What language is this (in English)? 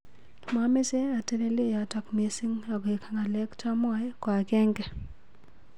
Kalenjin